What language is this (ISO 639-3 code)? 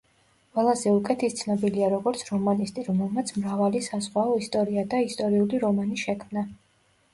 kat